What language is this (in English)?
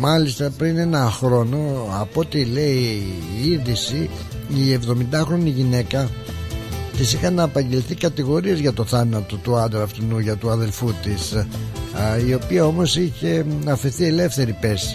Greek